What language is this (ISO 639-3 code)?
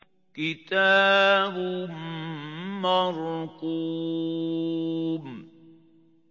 ara